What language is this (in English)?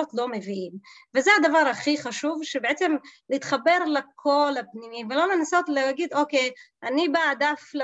Hebrew